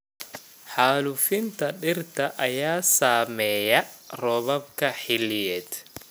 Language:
Somali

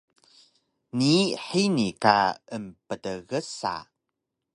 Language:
Taroko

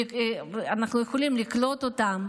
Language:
Hebrew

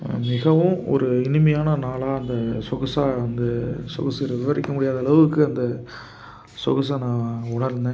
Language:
Tamil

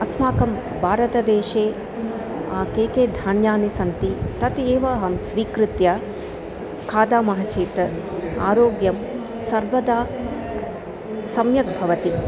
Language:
Sanskrit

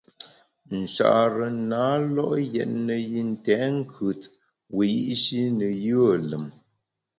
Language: Bamun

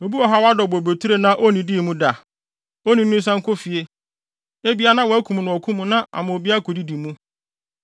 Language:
Akan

